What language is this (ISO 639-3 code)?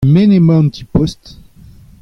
bre